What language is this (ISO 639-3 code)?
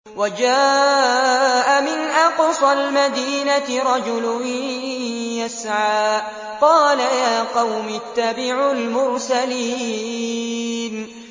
ara